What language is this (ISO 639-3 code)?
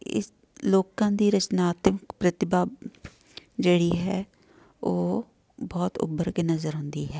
pan